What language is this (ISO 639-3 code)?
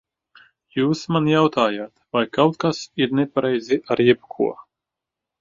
lav